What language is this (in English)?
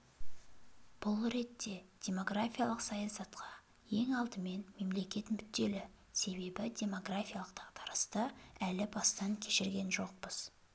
Kazakh